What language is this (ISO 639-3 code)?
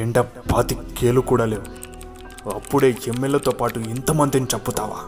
tel